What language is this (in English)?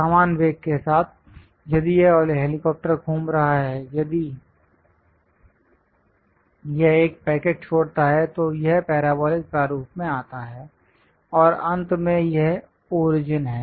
Hindi